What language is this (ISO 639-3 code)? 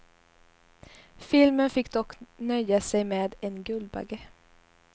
swe